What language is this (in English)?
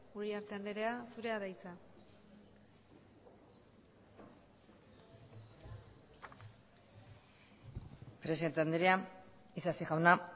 Basque